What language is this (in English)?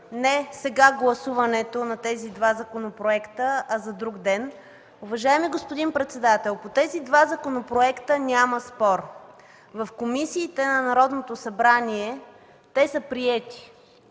Bulgarian